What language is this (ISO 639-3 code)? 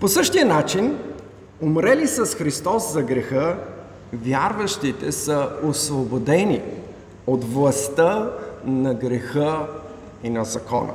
bul